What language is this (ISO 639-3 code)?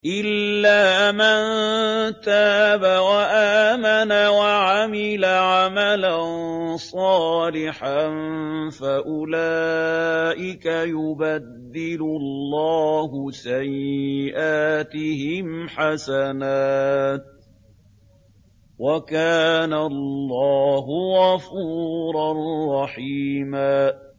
ara